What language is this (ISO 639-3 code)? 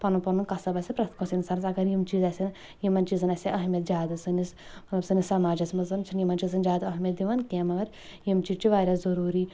kas